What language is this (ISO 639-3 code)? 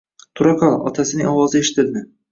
uzb